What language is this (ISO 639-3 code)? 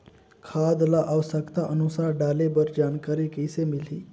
hne